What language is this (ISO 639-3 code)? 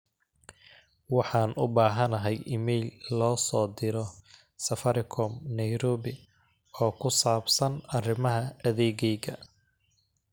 som